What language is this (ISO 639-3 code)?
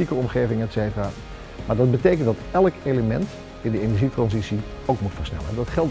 nld